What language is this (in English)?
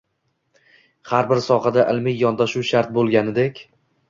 Uzbek